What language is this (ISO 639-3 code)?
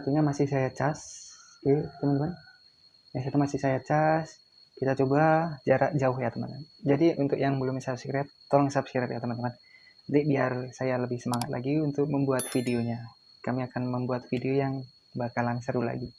ind